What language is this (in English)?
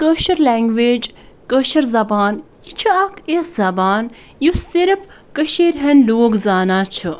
Kashmiri